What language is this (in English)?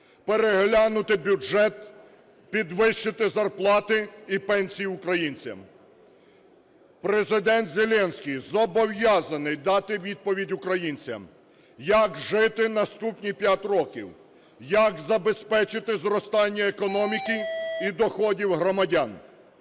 Ukrainian